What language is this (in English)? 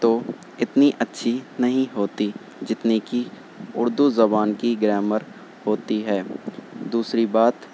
Urdu